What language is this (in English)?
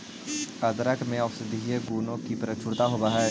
Magahi